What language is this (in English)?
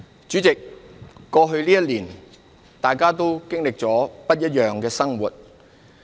Cantonese